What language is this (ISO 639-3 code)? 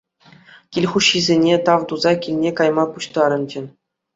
chv